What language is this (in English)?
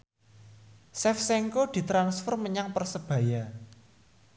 Javanese